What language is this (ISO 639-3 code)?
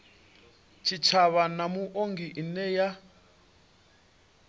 ven